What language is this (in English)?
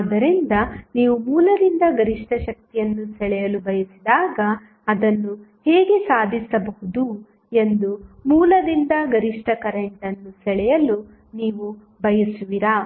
Kannada